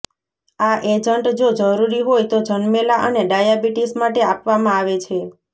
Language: Gujarati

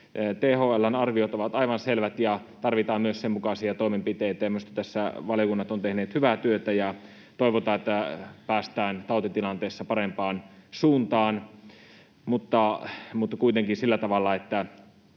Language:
Finnish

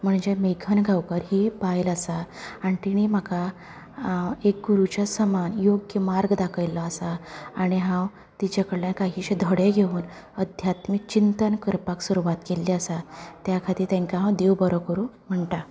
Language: Konkani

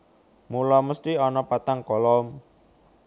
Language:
Javanese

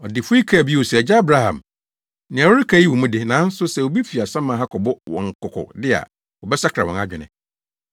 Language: Akan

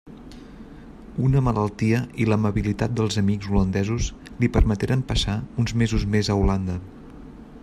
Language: Catalan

